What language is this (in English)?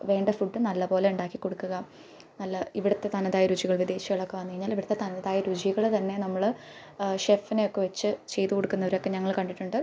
Malayalam